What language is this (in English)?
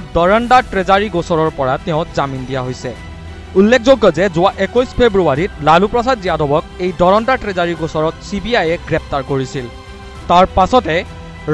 Thai